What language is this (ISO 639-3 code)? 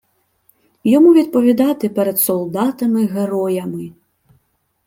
ukr